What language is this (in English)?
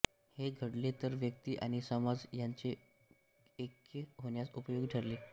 Marathi